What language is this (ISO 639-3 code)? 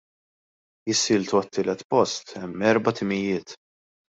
mlt